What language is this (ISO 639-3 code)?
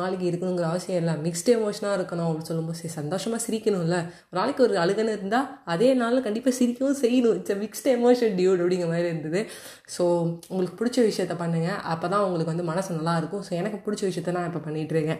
tam